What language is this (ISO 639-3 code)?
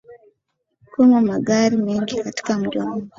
swa